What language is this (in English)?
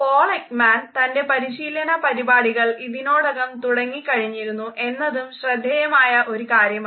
Malayalam